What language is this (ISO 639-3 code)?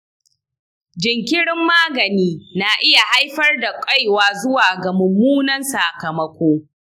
hau